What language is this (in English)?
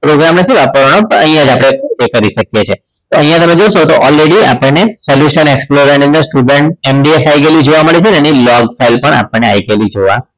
Gujarati